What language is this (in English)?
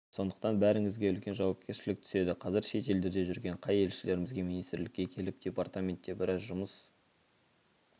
Kazakh